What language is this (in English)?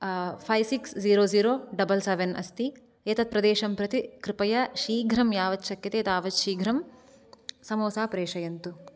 Sanskrit